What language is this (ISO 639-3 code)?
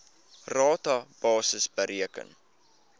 afr